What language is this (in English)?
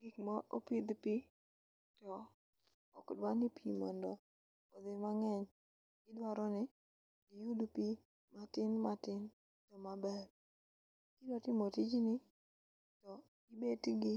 Luo (Kenya and Tanzania)